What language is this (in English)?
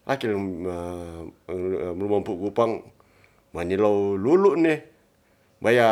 Ratahan